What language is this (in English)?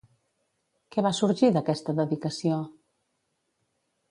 Catalan